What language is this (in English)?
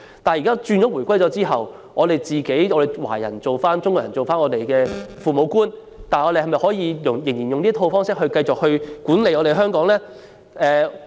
Cantonese